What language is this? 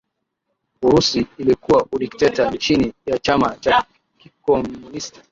Swahili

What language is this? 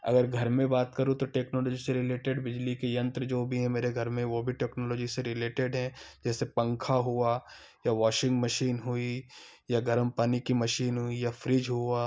Hindi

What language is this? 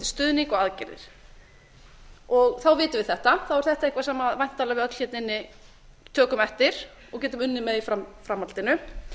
Icelandic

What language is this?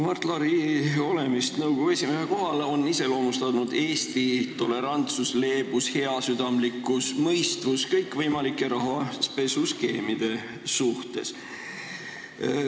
Estonian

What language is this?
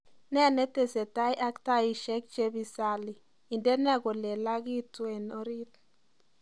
Kalenjin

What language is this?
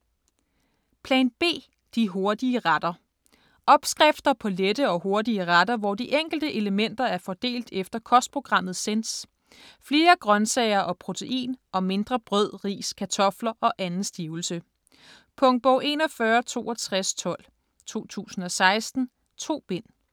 Danish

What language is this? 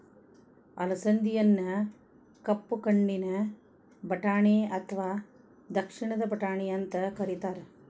Kannada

